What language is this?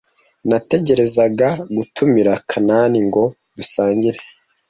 Kinyarwanda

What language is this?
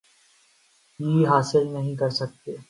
Urdu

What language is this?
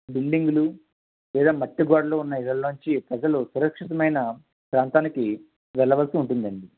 Telugu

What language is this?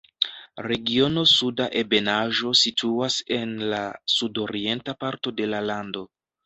Esperanto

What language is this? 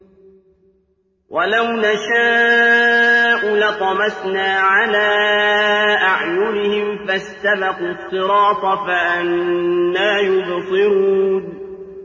Arabic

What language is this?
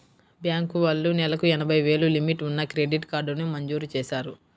Telugu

